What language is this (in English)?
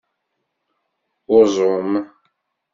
Kabyle